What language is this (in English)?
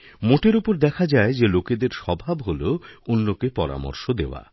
Bangla